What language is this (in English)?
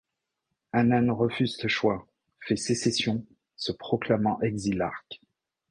French